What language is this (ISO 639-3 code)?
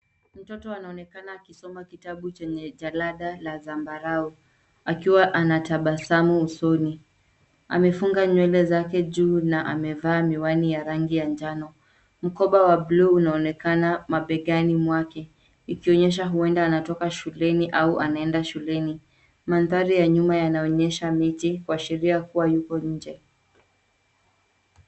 swa